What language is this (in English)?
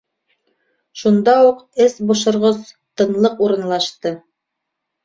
Bashkir